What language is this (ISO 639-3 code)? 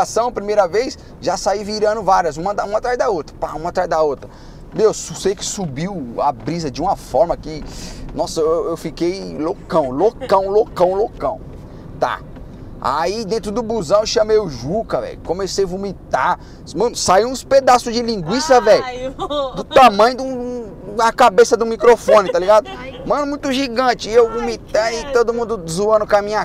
por